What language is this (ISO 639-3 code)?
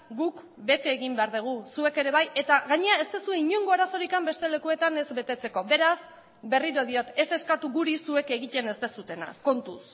eus